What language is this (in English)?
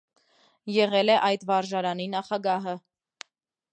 Armenian